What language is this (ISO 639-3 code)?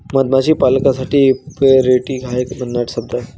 mar